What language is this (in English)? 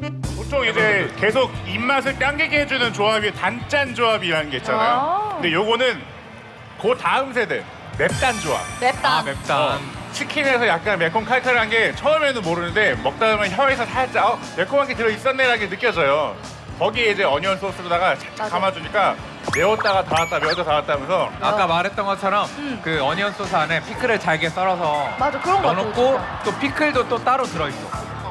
Korean